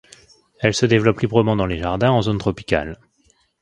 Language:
French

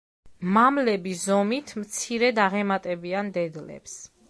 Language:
Georgian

